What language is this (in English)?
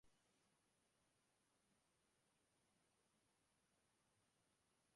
Uzbek